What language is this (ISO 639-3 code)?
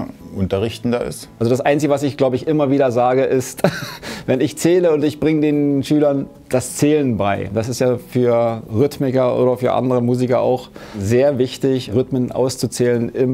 deu